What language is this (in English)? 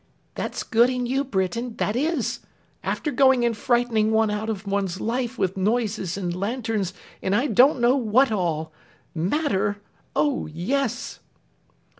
English